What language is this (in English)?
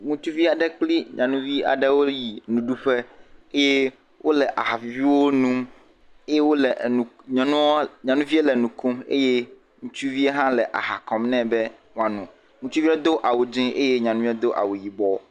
Ewe